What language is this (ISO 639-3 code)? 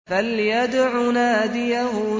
ara